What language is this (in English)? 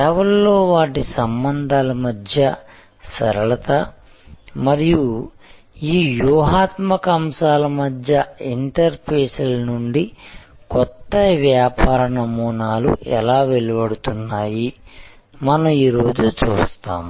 Telugu